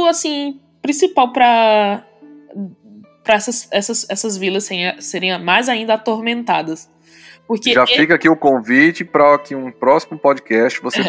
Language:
Portuguese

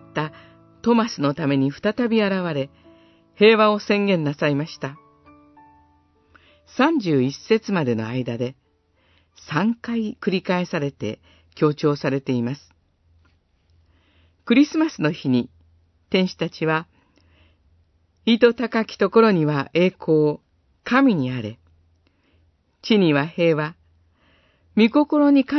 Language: Japanese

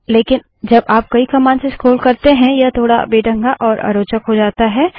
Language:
Hindi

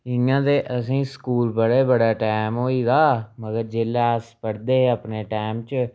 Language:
Dogri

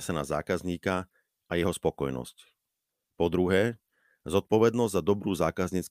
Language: Slovak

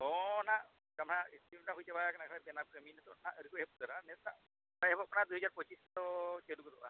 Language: Santali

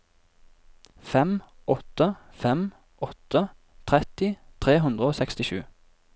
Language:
Norwegian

